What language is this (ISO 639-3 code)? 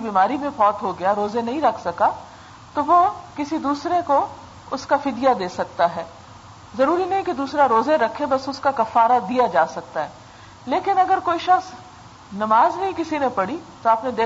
urd